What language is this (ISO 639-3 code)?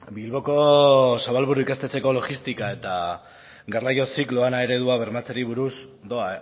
eus